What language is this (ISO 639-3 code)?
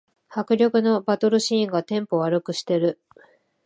jpn